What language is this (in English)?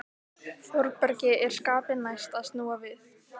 Icelandic